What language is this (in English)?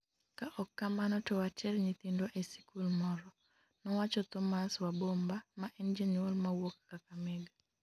Luo (Kenya and Tanzania)